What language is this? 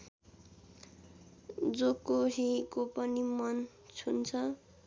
Nepali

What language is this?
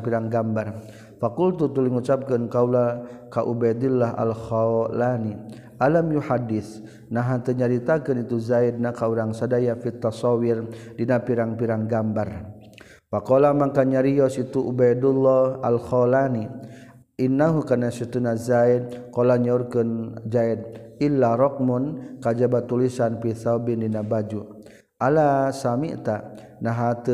Malay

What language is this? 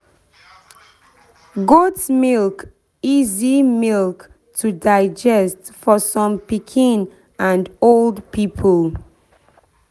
Nigerian Pidgin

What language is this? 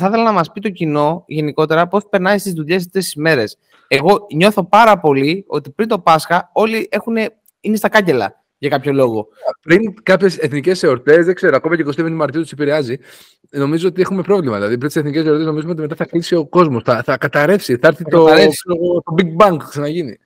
Greek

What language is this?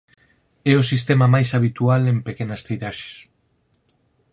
Galician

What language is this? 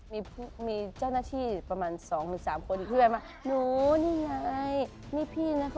Thai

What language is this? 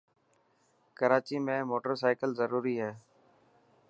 Dhatki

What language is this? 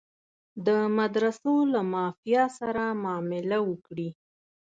Pashto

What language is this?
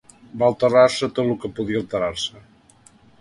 Catalan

